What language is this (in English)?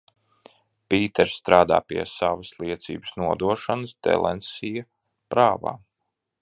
Latvian